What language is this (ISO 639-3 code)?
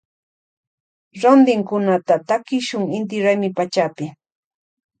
qvj